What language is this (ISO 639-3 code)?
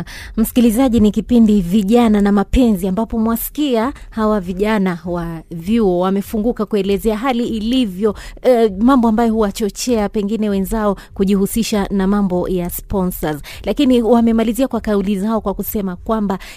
swa